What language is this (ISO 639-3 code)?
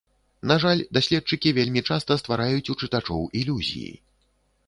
bel